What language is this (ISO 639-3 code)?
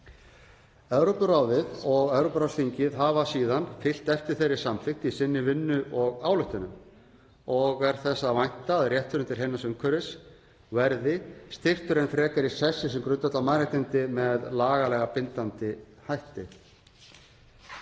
isl